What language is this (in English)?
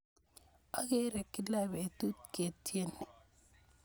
Kalenjin